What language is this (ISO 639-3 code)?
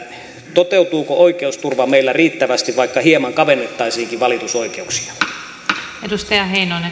fin